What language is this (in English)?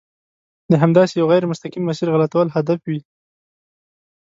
Pashto